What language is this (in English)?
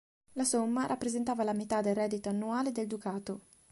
Italian